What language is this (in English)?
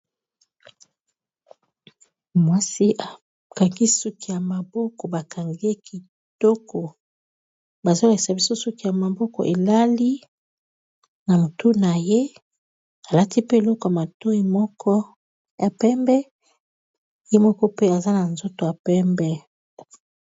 Lingala